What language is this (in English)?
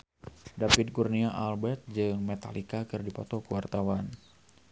Sundanese